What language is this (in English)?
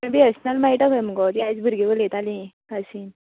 Konkani